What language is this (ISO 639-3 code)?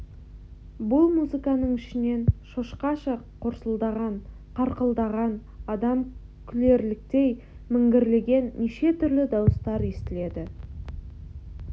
kaz